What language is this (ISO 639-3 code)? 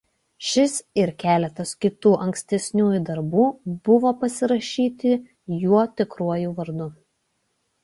lit